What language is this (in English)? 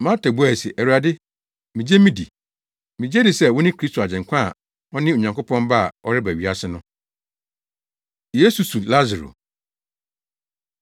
Akan